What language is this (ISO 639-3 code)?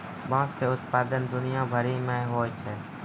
mai